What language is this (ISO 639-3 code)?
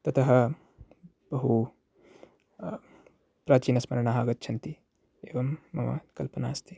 san